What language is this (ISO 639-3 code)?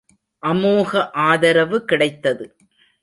tam